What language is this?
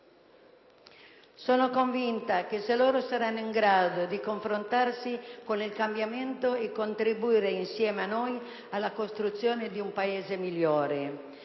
Italian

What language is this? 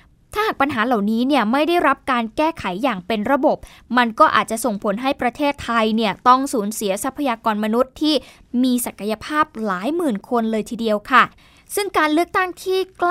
Thai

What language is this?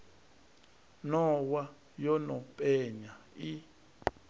Venda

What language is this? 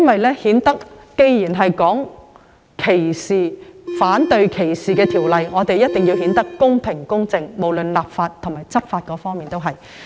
Cantonese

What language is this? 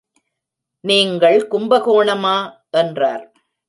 Tamil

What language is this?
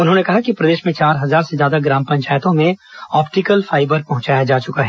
Hindi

